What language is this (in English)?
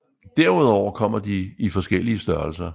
Danish